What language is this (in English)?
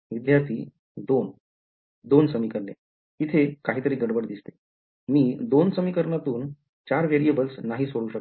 Marathi